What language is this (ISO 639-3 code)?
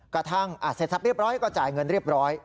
tha